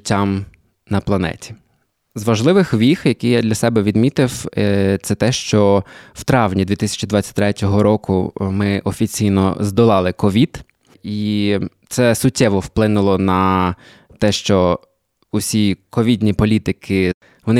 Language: Ukrainian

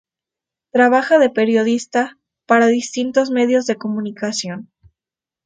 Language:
Spanish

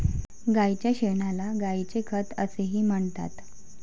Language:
Marathi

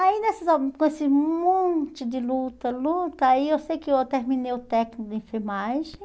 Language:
Portuguese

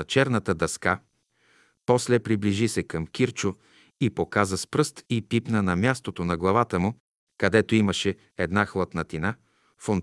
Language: Bulgarian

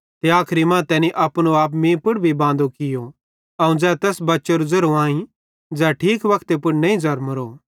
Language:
Bhadrawahi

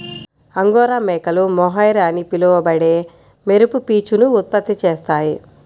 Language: Telugu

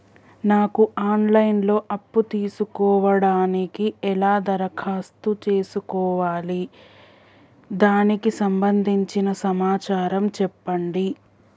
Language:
Telugu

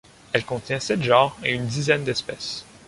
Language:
French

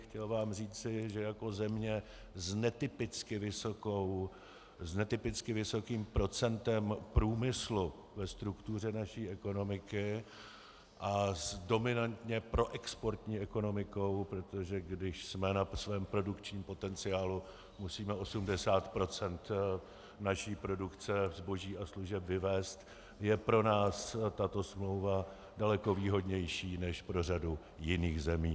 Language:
Czech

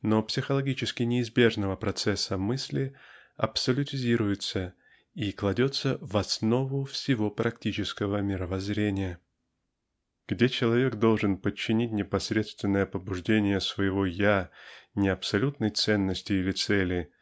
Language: Russian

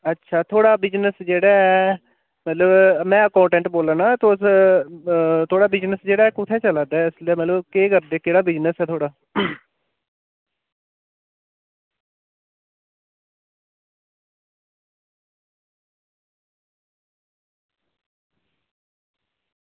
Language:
Dogri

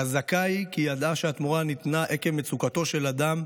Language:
Hebrew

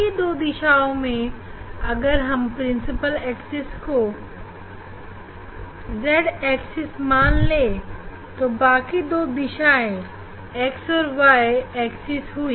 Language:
Hindi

